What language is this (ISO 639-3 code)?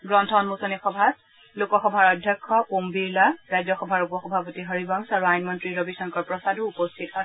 asm